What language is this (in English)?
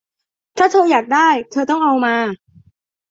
Thai